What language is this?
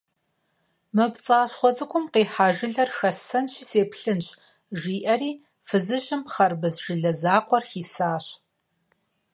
Kabardian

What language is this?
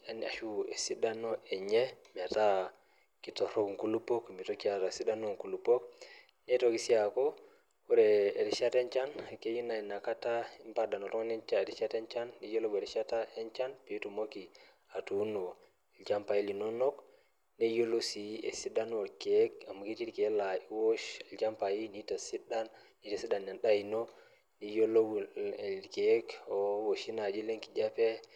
Masai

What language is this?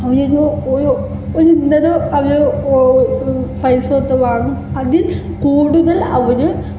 Malayalam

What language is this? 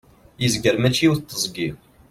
Kabyle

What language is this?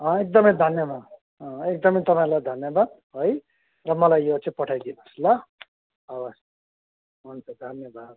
Nepali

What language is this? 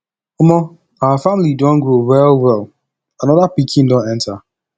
Nigerian Pidgin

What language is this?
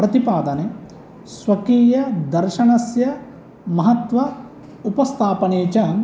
Sanskrit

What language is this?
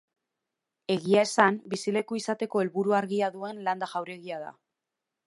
Basque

